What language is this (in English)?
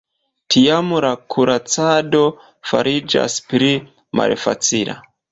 Esperanto